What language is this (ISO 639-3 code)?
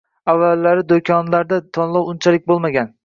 uzb